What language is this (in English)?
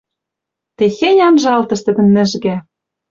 Western Mari